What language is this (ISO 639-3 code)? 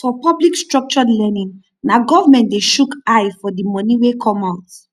pcm